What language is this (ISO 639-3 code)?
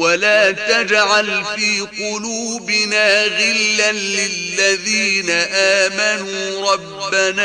ara